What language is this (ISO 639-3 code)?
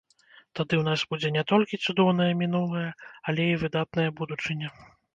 bel